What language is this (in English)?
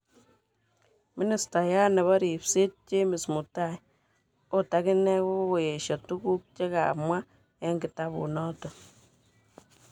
Kalenjin